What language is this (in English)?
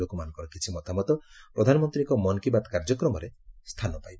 Odia